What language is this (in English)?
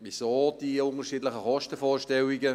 Swiss German